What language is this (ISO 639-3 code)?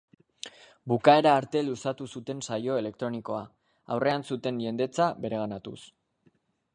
eus